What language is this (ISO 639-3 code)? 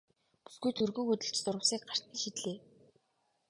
mon